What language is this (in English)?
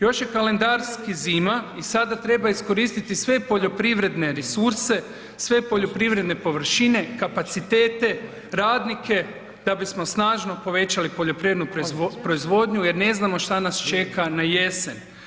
Croatian